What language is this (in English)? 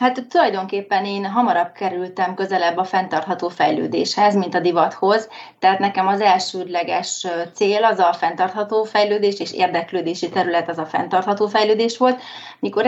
Hungarian